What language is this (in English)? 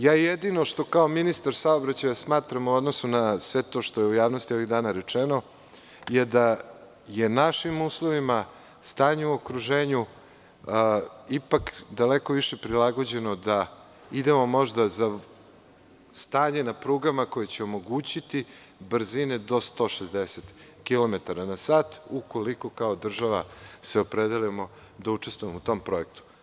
Serbian